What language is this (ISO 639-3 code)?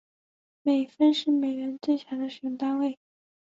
zho